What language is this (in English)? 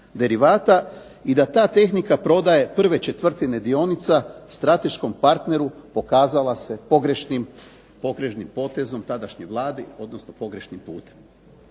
Croatian